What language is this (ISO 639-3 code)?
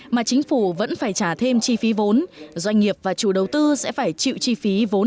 vie